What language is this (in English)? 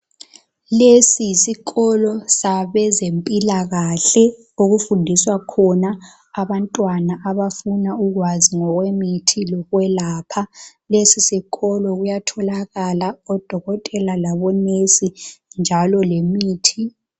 North Ndebele